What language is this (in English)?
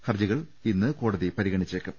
Malayalam